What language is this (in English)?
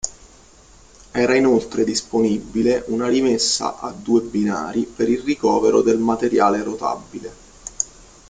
Italian